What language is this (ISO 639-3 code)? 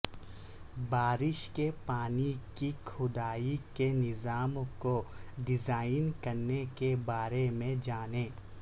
urd